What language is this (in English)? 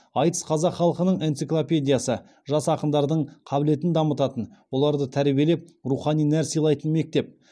Kazakh